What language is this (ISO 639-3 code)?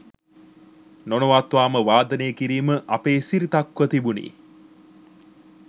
sin